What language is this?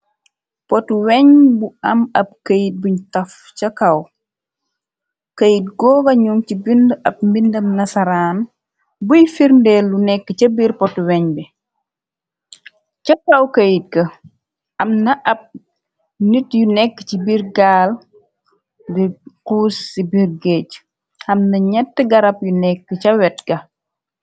Wolof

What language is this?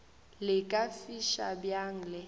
Northern Sotho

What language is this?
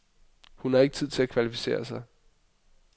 Danish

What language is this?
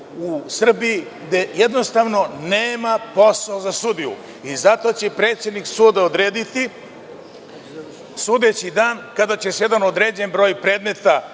Serbian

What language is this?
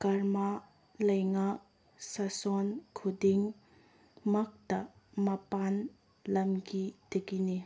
Manipuri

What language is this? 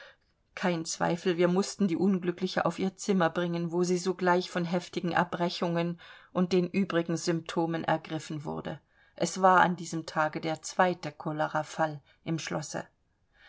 German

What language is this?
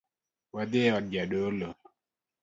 Luo (Kenya and Tanzania)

